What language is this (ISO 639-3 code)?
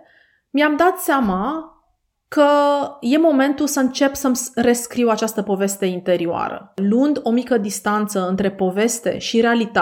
ron